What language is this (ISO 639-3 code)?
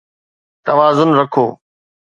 snd